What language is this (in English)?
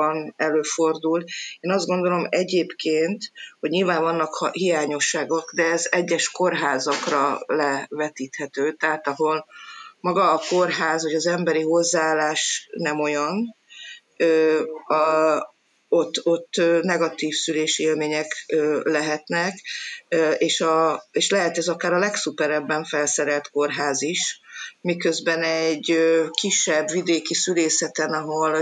Hungarian